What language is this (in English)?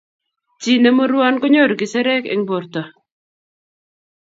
Kalenjin